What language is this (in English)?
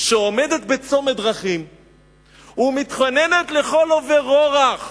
Hebrew